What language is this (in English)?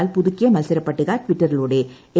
Malayalam